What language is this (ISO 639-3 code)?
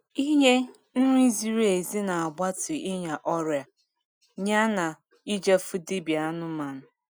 ibo